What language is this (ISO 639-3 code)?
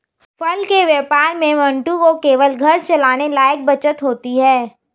hin